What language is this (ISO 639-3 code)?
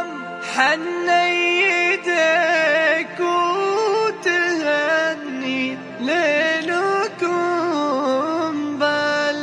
ara